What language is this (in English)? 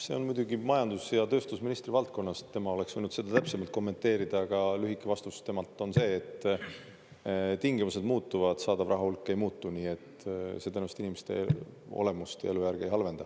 Estonian